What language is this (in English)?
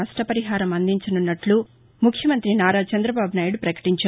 Telugu